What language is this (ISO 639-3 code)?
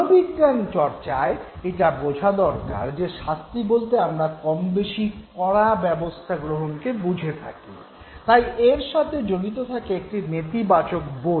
ben